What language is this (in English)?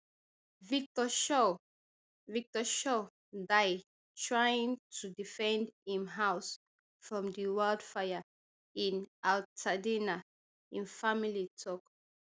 Nigerian Pidgin